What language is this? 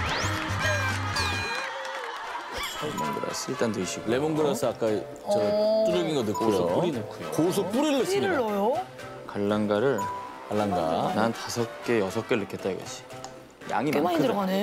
Korean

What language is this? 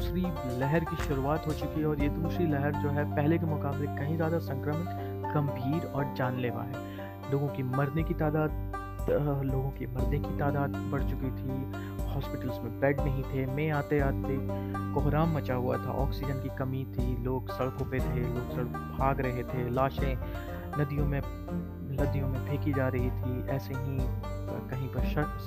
Hindi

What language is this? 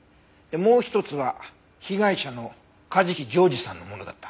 Japanese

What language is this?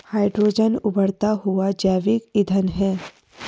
Hindi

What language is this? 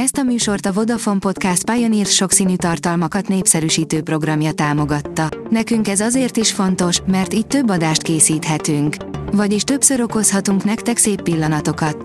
Hungarian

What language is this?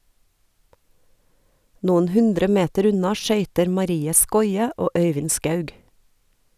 Norwegian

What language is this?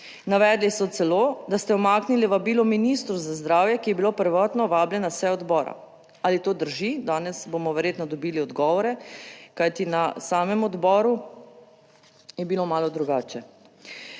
Slovenian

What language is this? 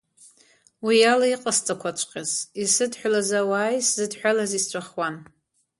Abkhazian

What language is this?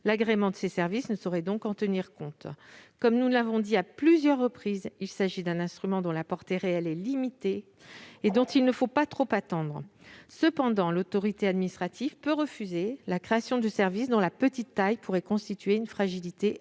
French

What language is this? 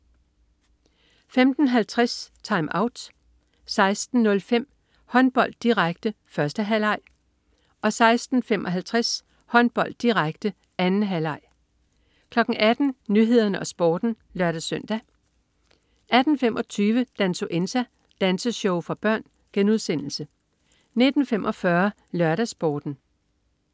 Danish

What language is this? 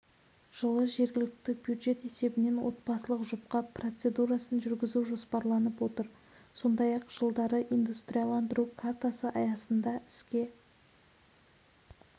Kazakh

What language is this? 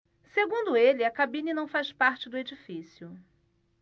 Portuguese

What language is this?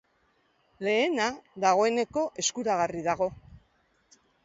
Basque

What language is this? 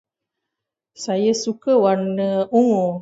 Malay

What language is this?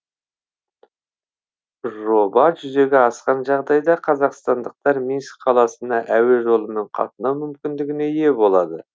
Kazakh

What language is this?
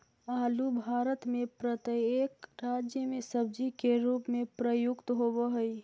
Magahi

